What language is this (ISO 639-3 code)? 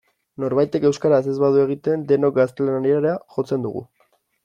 eus